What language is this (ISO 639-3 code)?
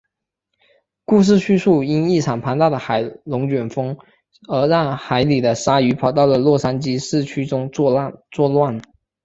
zho